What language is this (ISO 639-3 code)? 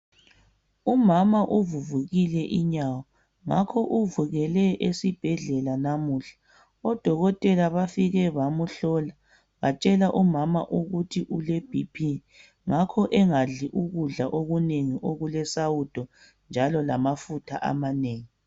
nde